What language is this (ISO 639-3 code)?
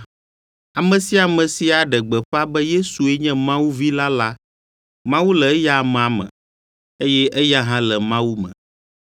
ewe